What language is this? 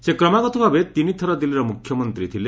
Odia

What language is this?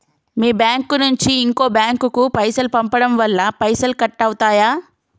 Telugu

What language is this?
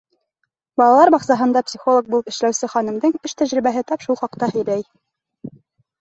Bashkir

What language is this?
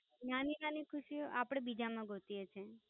Gujarati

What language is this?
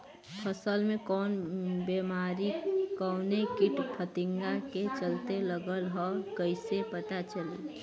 Bhojpuri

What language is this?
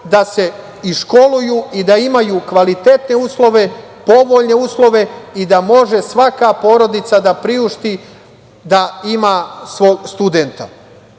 Serbian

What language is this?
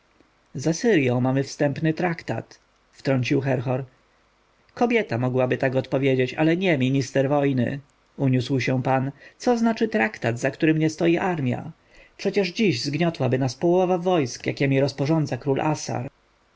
Polish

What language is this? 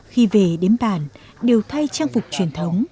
Vietnamese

